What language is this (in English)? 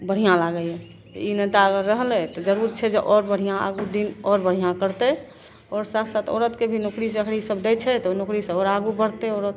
Maithili